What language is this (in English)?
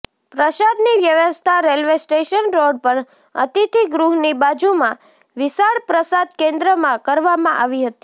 Gujarati